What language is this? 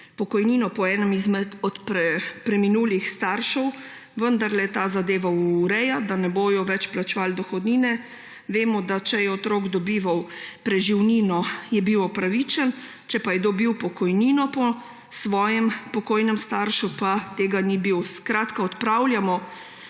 Slovenian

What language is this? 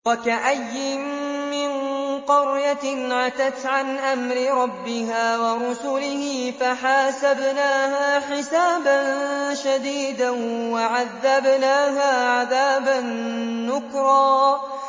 Arabic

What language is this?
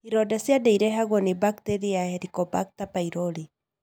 Kikuyu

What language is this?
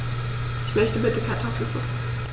German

